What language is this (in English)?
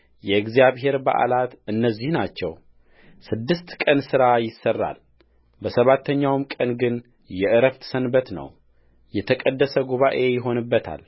Amharic